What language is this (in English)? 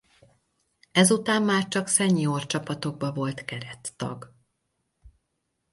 Hungarian